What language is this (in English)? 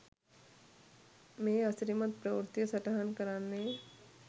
Sinhala